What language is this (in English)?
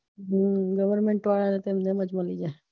Gujarati